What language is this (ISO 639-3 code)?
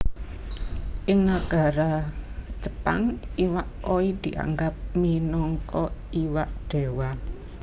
jav